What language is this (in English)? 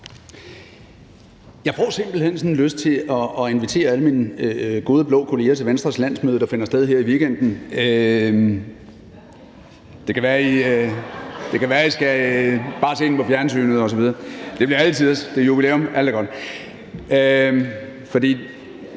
Danish